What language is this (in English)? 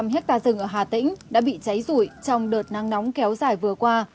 Vietnamese